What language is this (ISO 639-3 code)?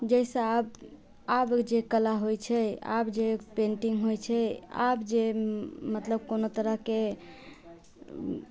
mai